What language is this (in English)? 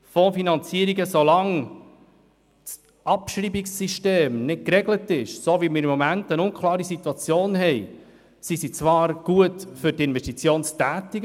Swiss German